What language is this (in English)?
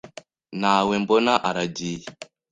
Kinyarwanda